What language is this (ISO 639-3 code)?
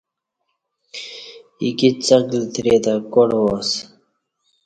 bsh